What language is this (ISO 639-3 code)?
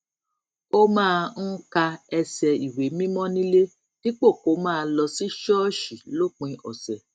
yor